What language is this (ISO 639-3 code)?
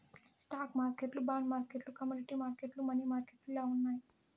tel